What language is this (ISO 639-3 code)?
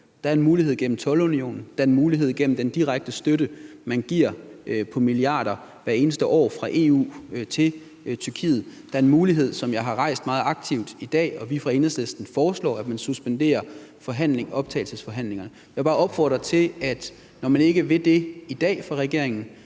dan